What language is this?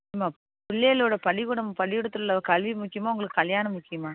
Tamil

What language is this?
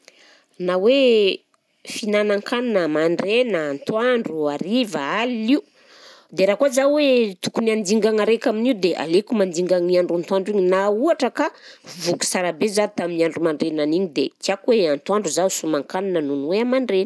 Southern Betsimisaraka Malagasy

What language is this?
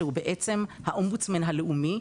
Hebrew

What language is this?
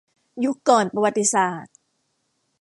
Thai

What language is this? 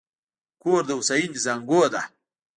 Pashto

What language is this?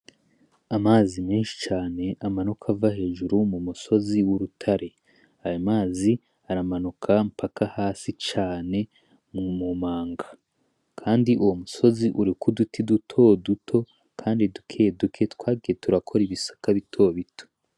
Rundi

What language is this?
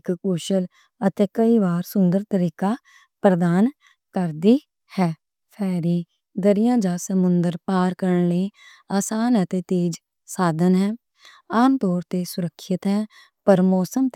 Western Panjabi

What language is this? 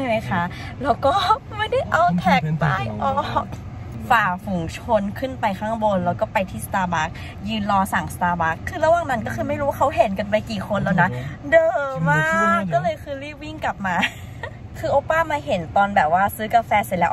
Thai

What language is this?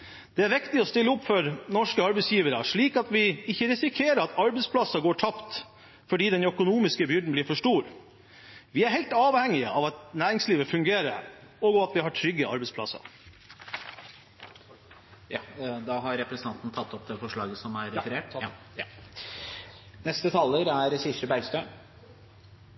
Norwegian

